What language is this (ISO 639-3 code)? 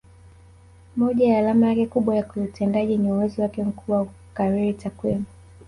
swa